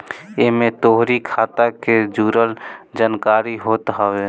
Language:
Bhojpuri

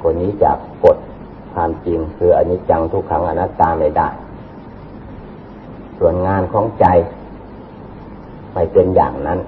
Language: Thai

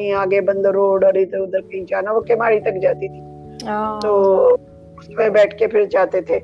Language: Urdu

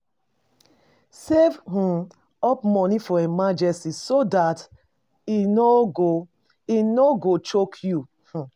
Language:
Nigerian Pidgin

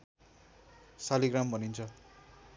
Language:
Nepali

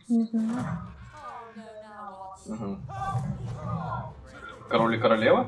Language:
Russian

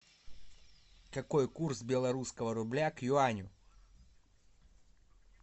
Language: Russian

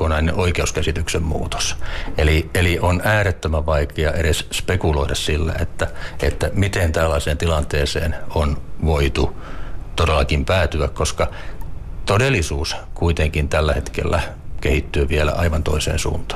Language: Finnish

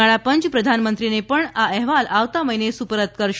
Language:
Gujarati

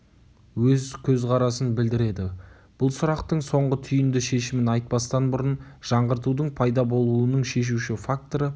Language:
Kazakh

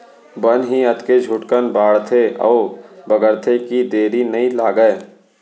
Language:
Chhattisgarhi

